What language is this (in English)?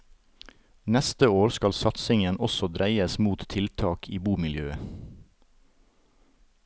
Norwegian